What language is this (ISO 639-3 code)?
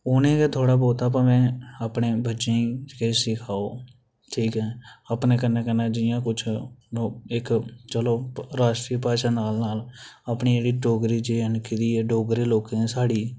doi